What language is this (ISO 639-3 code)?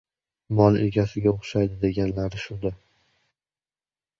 uzb